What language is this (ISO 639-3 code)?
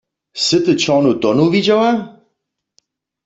hsb